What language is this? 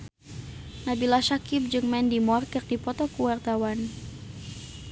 Sundanese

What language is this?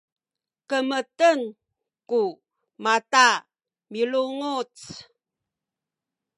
Sakizaya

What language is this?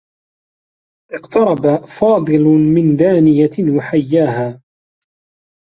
Arabic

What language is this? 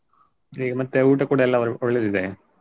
Kannada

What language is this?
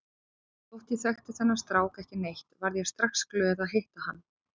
Icelandic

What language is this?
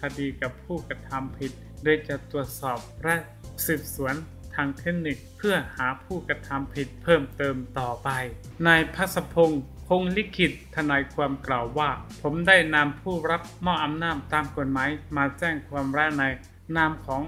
Thai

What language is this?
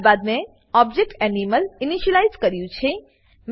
Gujarati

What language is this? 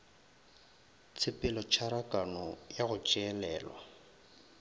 Northern Sotho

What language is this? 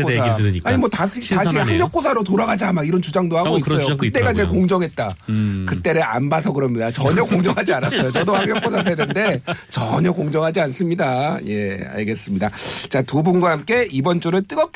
Korean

